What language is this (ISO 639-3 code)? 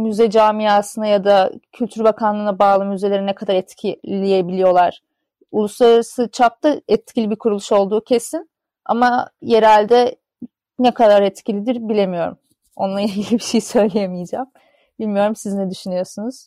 tur